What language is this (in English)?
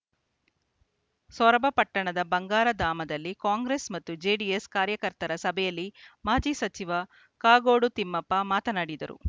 Kannada